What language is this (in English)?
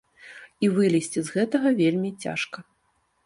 Belarusian